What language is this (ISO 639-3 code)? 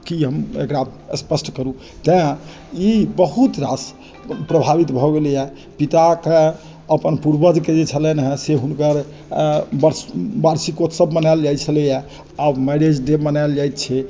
mai